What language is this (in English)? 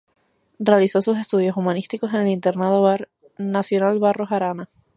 Spanish